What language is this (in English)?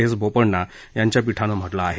Marathi